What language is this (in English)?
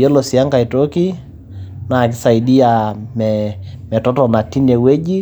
Masai